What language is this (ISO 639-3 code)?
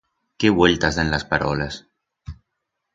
arg